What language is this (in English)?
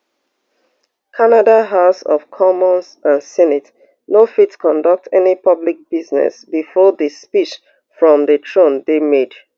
Nigerian Pidgin